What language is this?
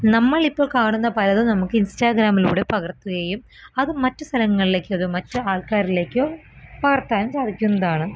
Malayalam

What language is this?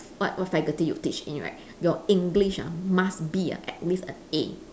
English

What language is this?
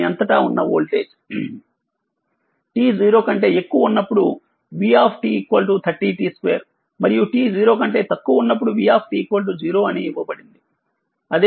Telugu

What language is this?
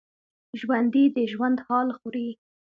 Pashto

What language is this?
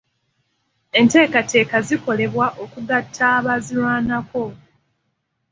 Ganda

